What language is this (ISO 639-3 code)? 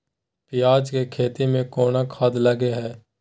mai